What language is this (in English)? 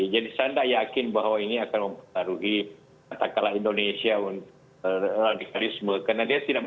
Indonesian